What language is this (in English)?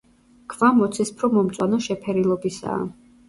Georgian